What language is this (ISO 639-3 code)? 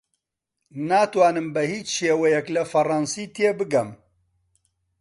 ckb